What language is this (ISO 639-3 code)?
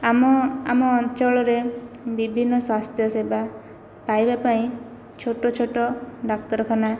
ori